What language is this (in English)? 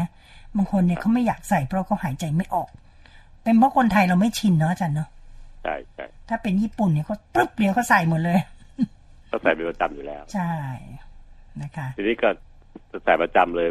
Thai